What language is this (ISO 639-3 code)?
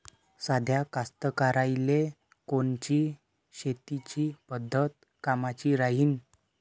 mar